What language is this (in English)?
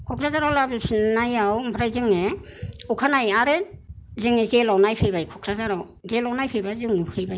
Bodo